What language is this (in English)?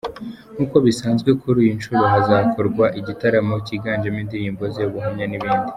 Kinyarwanda